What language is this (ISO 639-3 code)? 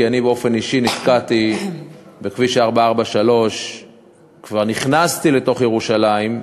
heb